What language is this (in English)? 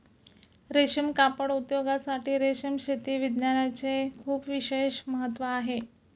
Marathi